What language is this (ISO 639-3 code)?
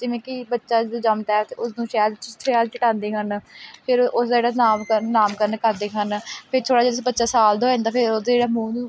pan